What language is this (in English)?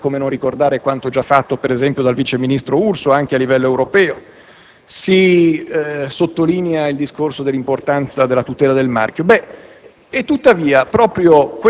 Italian